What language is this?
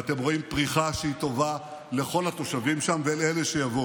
Hebrew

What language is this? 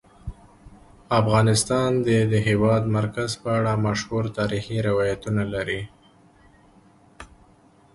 Pashto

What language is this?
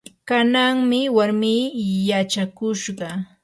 Yanahuanca Pasco Quechua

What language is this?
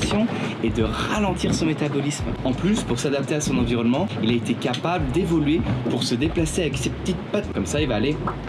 French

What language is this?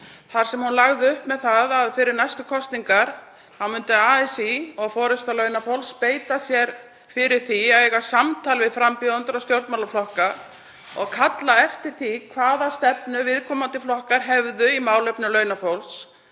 Icelandic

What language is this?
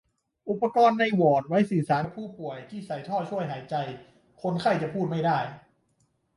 Thai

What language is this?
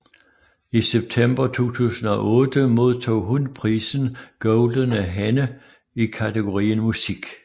Danish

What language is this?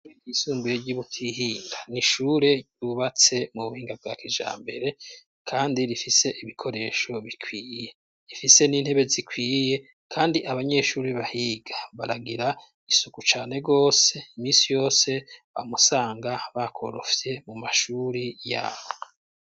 Rundi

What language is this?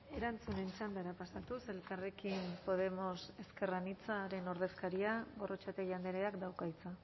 Basque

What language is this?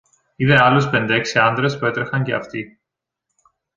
Greek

